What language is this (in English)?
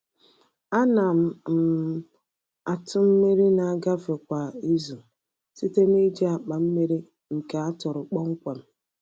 Igbo